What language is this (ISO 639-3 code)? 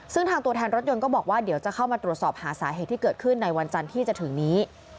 tha